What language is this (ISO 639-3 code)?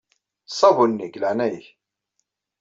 kab